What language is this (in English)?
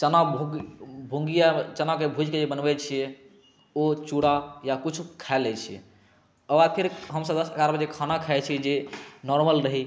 Maithili